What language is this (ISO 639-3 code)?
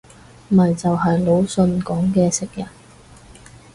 yue